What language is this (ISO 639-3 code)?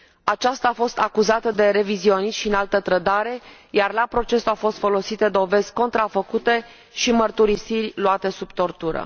ron